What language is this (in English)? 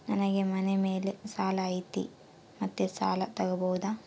Kannada